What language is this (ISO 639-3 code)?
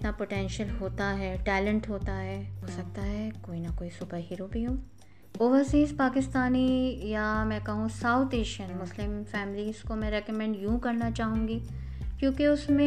urd